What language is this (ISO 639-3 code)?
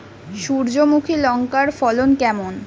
ben